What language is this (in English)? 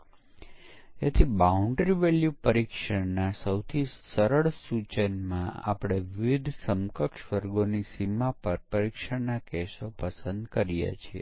Gujarati